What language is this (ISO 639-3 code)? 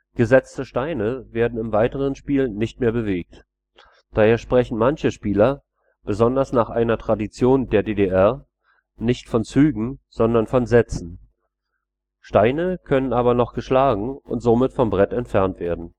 deu